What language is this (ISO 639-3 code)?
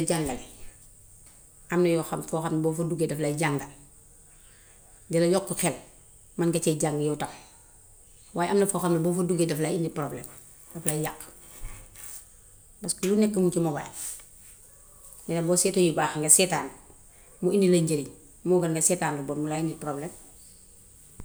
wof